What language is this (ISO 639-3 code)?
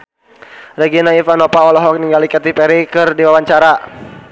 sun